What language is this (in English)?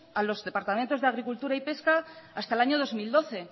Spanish